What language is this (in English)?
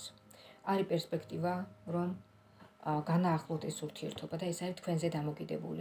Romanian